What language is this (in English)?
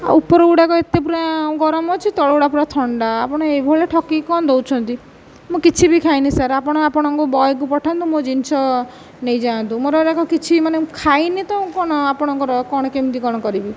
Odia